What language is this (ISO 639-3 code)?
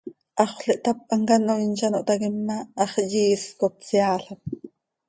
sei